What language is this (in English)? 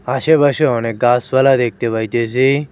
Bangla